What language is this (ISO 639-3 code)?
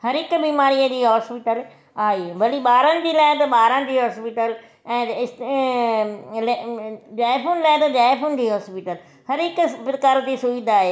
snd